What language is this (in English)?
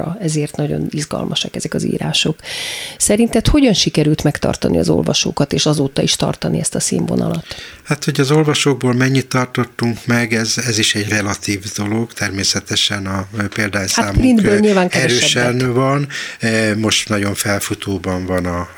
Hungarian